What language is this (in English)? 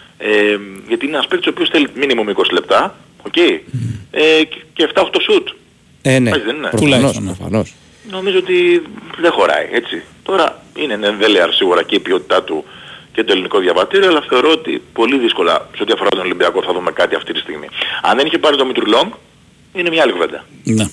Greek